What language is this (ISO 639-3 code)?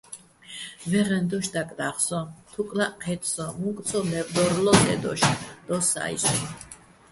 bbl